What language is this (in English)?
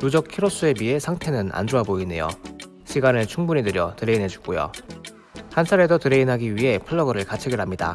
Korean